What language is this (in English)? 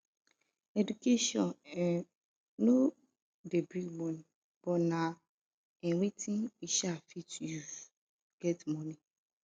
Nigerian Pidgin